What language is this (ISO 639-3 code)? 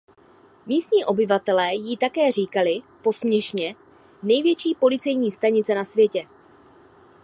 ces